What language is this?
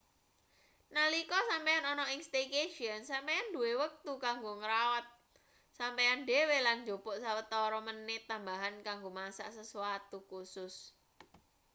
Javanese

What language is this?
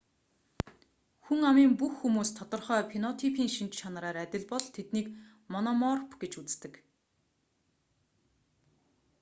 Mongolian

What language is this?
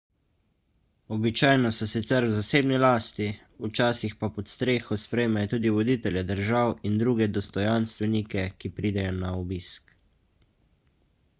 Slovenian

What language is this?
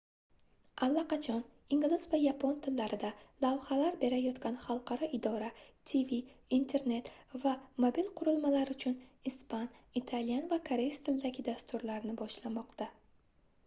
Uzbek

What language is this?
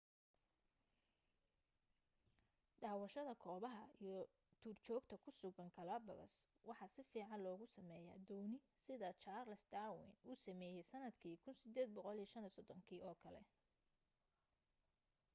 Somali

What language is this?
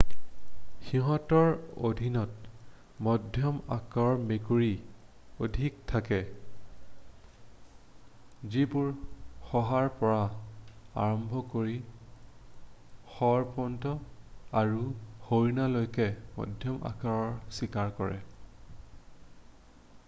Assamese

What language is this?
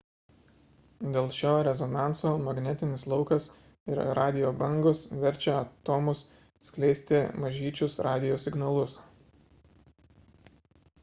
Lithuanian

